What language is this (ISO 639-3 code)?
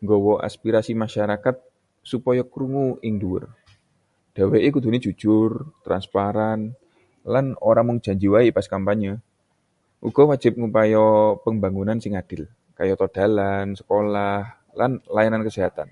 jav